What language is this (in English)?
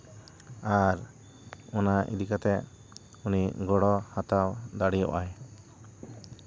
Santali